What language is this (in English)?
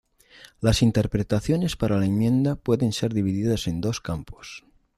Spanish